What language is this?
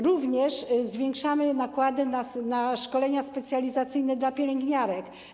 Polish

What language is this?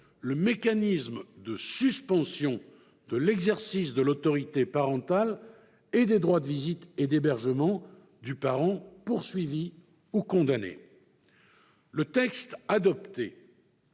French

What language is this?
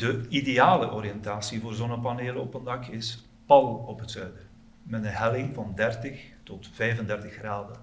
Dutch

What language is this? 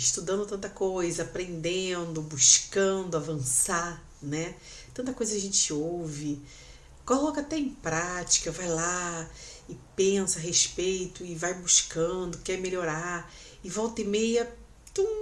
Portuguese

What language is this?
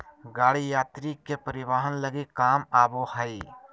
Magahi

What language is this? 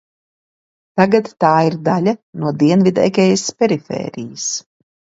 Latvian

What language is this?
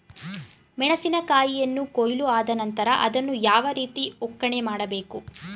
Kannada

